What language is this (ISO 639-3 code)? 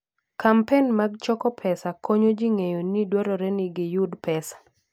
luo